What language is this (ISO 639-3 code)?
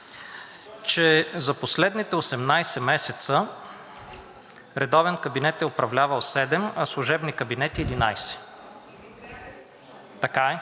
bul